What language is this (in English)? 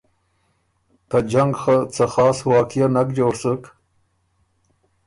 Ormuri